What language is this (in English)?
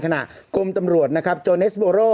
Thai